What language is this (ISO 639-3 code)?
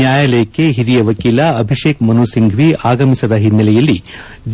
kan